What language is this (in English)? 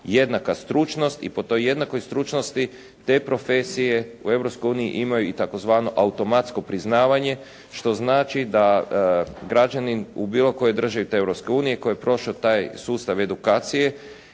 Croatian